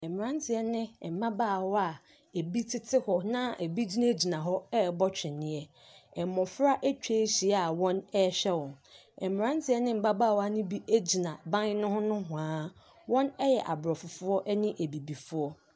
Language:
Akan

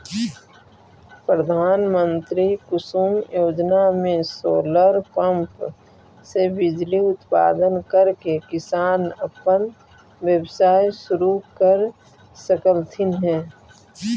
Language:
Magahi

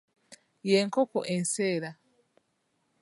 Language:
Ganda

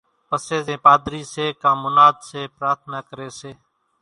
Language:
Kachi Koli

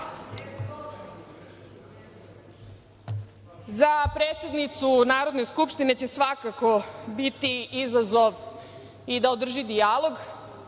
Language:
Serbian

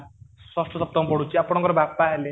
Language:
Odia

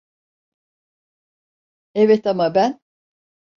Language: Turkish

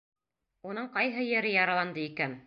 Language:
Bashkir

